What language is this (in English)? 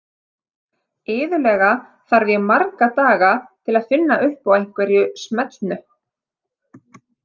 Icelandic